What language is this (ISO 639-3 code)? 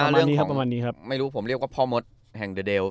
tha